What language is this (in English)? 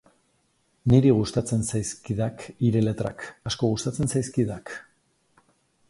Basque